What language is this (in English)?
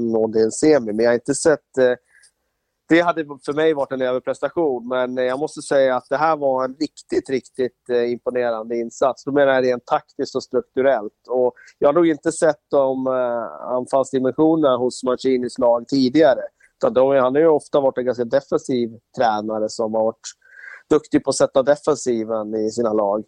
Swedish